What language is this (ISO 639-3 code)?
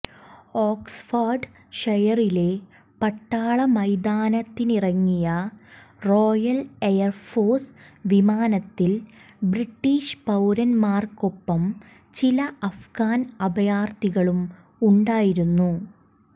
mal